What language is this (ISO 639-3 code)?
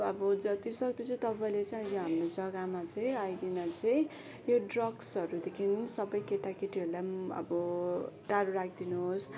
nep